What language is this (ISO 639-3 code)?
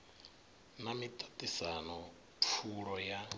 ven